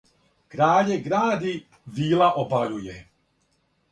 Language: Serbian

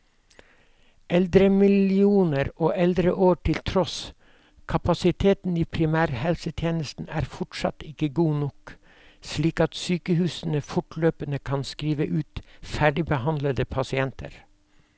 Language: Norwegian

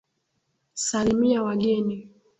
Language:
Swahili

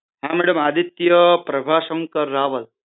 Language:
Gujarati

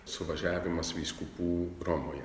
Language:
Lithuanian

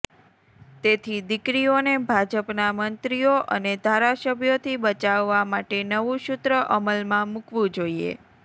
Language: Gujarati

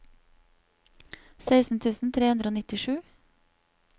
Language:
Norwegian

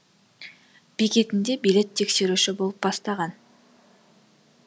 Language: Kazakh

